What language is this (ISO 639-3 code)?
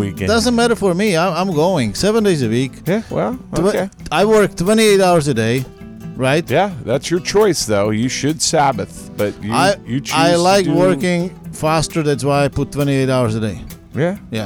eng